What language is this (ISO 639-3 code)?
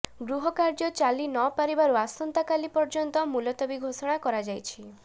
ori